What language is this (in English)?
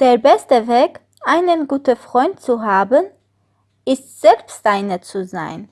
German